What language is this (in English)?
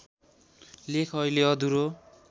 Nepali